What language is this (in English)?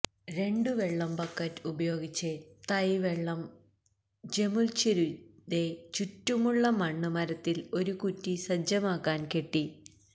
Malayalam